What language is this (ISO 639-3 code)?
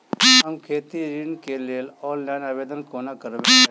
mai